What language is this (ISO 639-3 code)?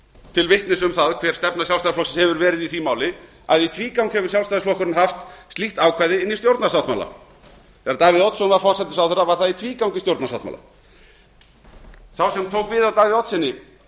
isl